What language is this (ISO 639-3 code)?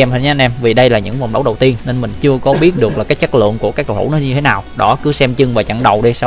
vie